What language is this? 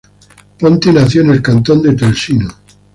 Spanish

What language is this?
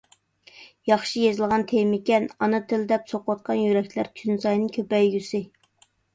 Uyghur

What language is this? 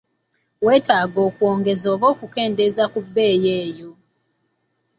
Ganda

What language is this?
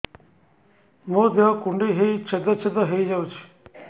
Odia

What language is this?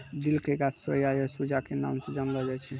Maithili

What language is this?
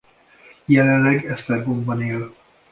Hungarian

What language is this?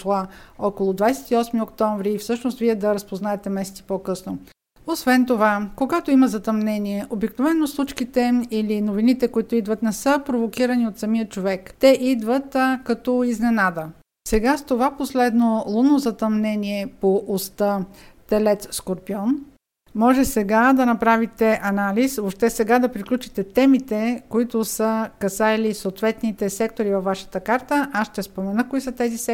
Bulgarian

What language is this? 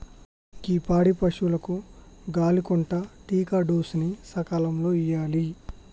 Telugu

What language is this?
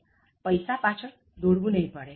Gujarati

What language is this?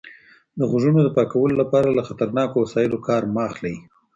Pashto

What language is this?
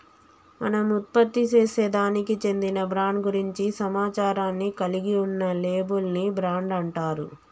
Telugu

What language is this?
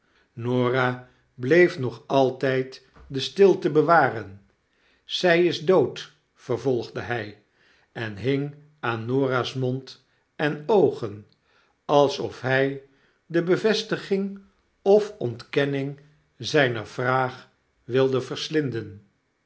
Dutch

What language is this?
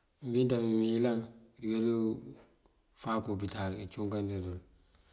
Mandjak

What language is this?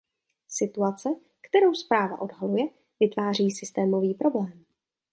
Czech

